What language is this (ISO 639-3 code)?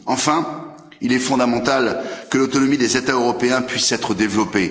fra